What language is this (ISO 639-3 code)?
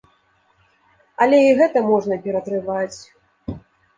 bel